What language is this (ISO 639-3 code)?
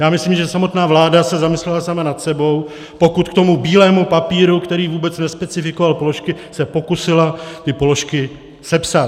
ces